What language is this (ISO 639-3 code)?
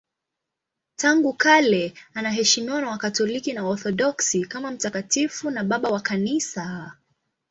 swa